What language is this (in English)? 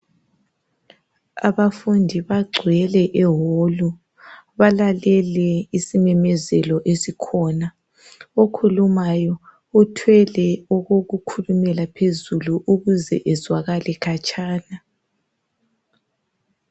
North Ndebele